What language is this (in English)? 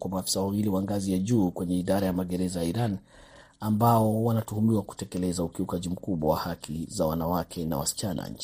Swahili